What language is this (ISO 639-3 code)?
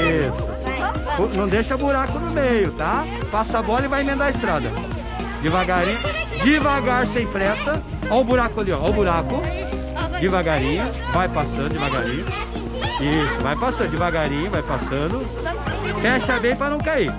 por